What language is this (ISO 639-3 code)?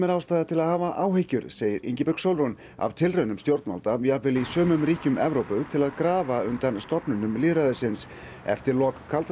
isl